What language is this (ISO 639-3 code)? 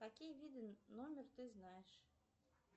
rus